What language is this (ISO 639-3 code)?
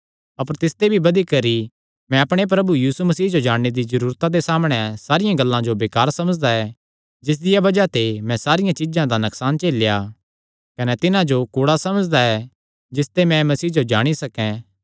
xnr